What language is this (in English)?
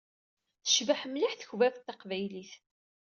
Kabyle